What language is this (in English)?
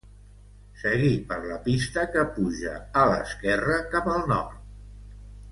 Catalan